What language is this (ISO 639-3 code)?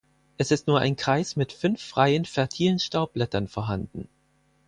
deu